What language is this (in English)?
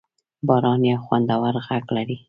Pashto